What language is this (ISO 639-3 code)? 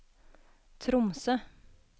nor